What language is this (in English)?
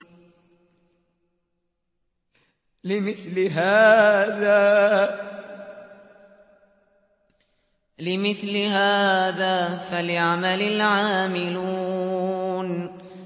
Arabic